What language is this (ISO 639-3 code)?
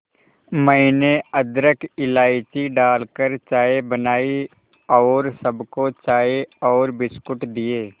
hin